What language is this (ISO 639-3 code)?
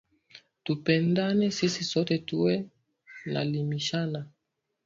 swa